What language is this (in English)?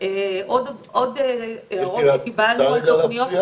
Hebrew